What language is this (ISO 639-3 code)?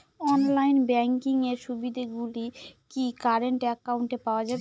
ben